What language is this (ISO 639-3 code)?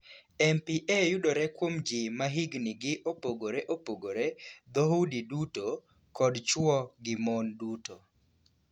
luo